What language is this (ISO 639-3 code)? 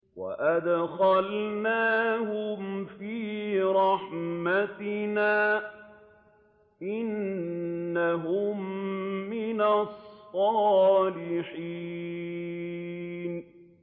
ara